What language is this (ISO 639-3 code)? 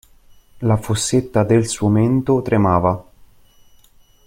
ita